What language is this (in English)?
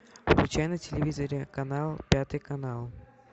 Russian